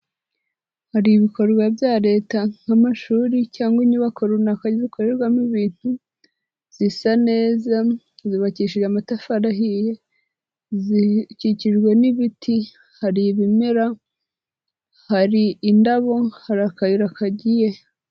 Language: Kinyarwanda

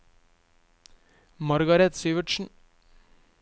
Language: Norwegian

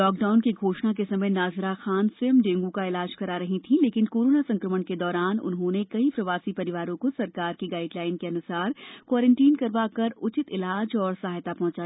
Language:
Hindi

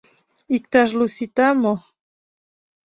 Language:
Mari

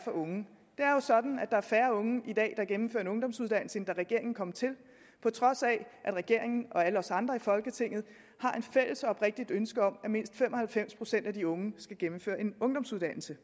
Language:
Danish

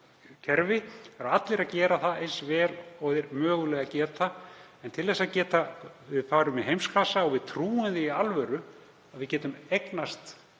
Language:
Icelandic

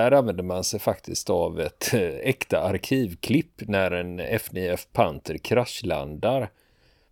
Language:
Swedish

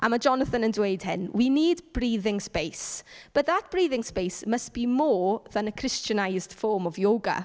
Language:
Welsh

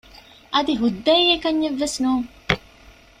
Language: Divehi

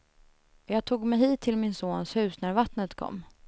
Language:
Swedish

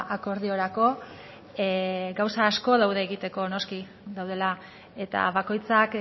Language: Basque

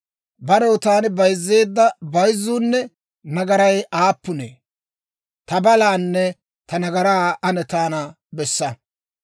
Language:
Dawro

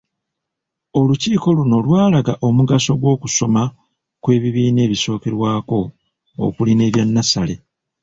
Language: Ganda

